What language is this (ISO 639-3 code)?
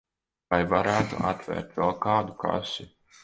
lav